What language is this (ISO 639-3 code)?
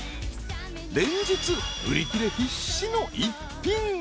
jpn